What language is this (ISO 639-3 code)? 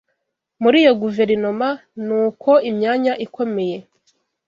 kin